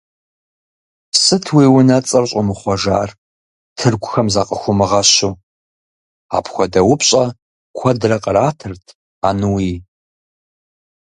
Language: Kabardian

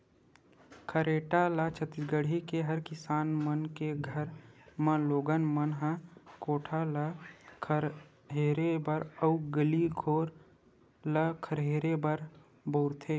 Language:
Chhattisgarhi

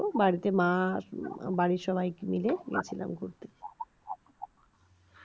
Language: Bangla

